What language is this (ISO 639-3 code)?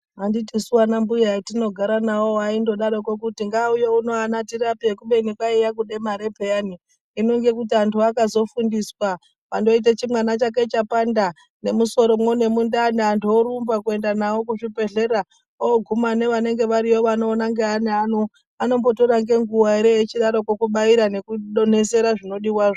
ndc